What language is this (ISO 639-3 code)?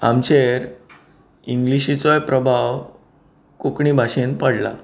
kok